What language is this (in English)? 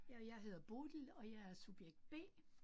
Danish